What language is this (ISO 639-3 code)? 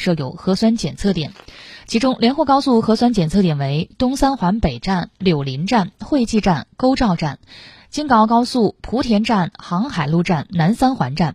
zho